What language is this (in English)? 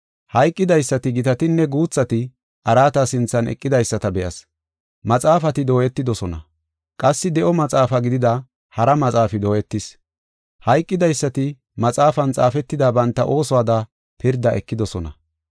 Gofa